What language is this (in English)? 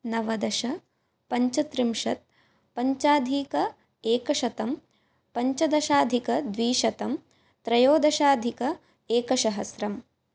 Sanskrit